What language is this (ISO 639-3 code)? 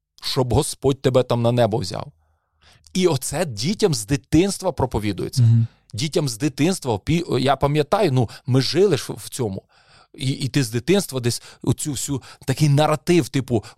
ukr